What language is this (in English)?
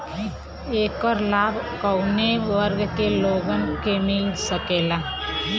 Bhojpuri